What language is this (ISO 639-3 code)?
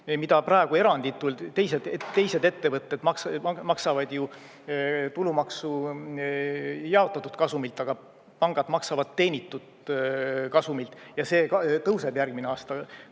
est